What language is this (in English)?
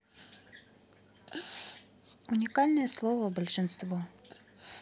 Russian